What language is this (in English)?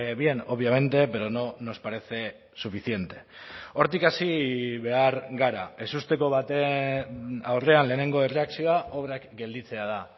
Basque